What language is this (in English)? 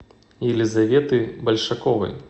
Russian